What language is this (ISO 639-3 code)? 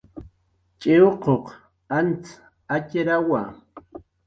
jqr